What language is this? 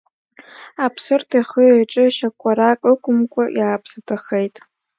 Abkhazian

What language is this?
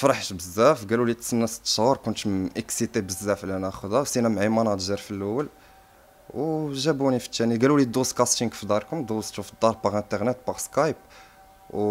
Arabic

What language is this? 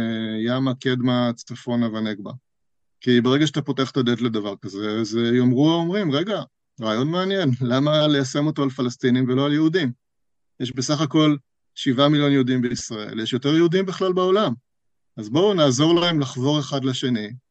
Hebrew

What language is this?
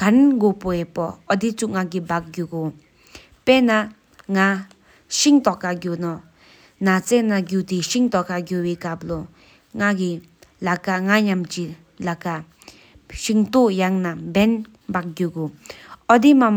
Sikkimese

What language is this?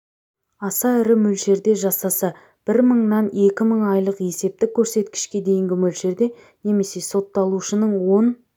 Kazakh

